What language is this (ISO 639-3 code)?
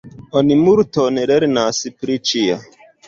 epo